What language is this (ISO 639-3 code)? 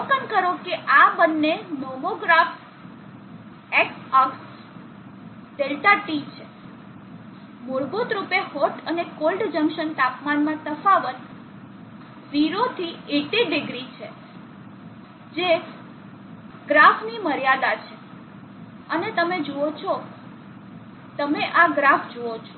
guj